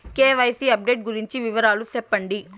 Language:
Telugu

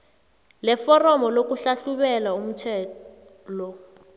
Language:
South Ndebele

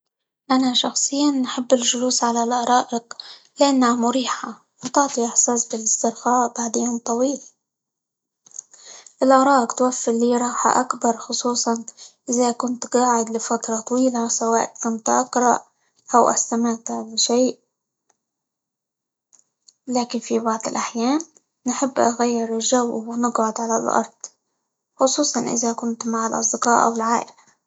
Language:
Libyan Arabic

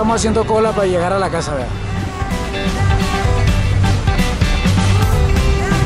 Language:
Spanish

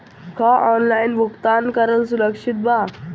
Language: Bhojpuri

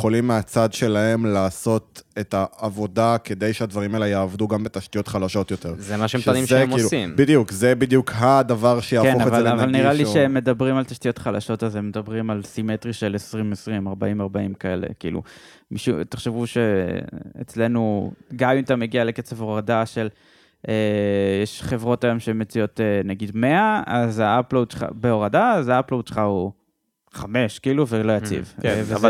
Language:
Hebrew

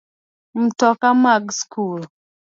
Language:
Luo (Kenya and Tanzania)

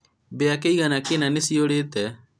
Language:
Kikuyu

